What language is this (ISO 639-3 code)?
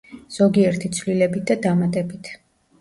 kat